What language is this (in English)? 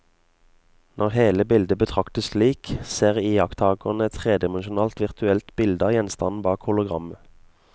Norwegian